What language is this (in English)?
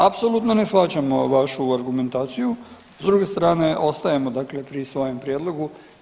Croatian